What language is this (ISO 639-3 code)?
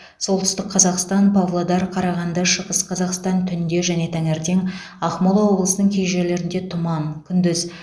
kaz